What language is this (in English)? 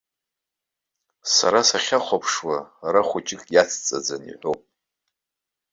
Abkhazian